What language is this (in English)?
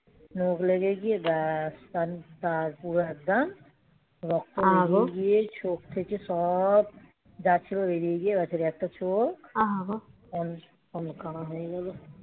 Bangla